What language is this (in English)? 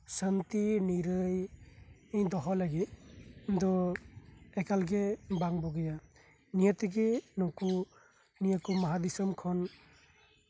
Santali